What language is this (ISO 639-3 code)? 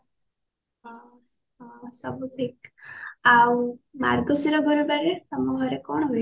ori